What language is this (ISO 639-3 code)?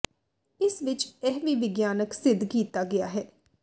pan